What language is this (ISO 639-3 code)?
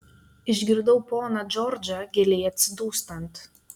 lit